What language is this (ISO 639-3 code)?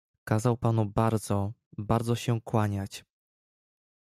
pol